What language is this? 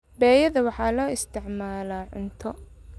Somali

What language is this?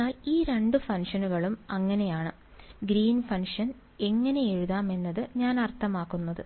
Malayalam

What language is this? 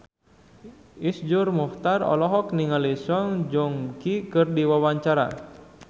Sundanese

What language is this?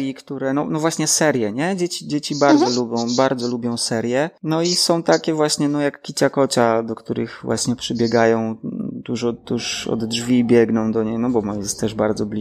Polish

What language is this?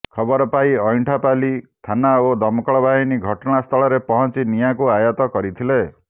Odia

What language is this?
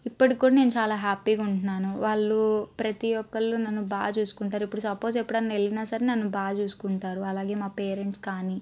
Telugu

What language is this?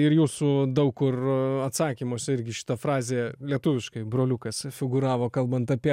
Lithuanian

